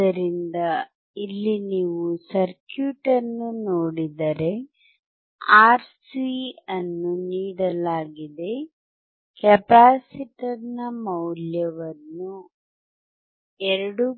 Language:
Kannada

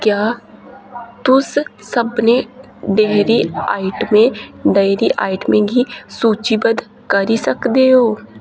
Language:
Dogri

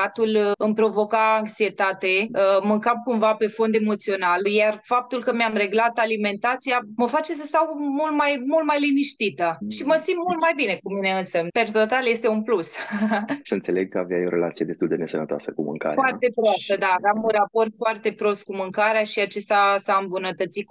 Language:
Romanian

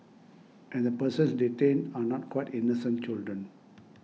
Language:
English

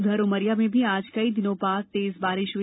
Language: Hindi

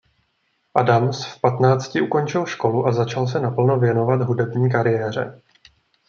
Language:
Czech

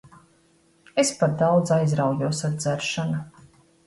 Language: Latvian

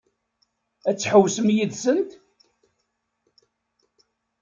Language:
Kabyle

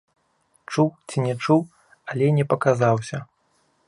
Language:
Belarusian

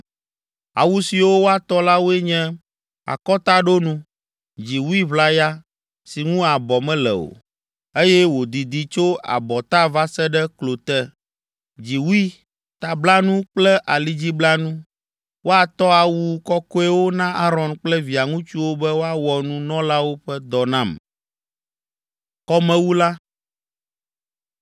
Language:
Ewe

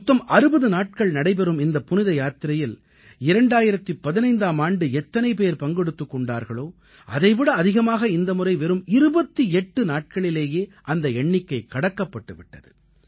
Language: Tamil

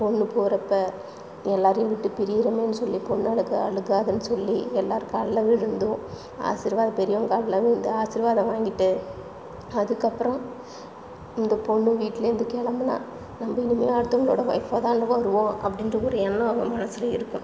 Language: Tamil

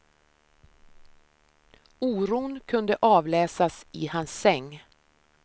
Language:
Swedish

